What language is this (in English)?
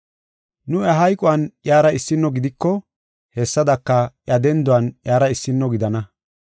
Gofa